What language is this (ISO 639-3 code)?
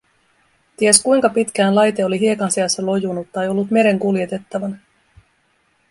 fin